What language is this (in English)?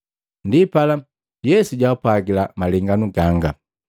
Matengo